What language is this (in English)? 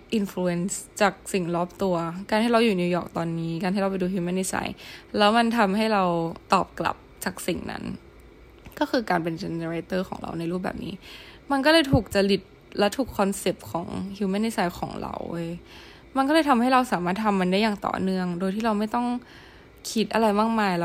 Thai